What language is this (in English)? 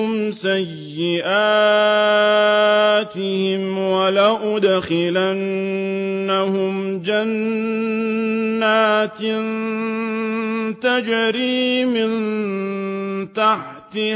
Arabic